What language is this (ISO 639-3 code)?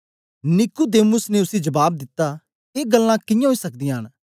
doi